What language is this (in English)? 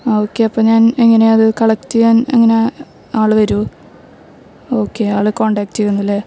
Malayalam